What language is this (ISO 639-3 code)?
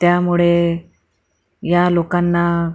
mar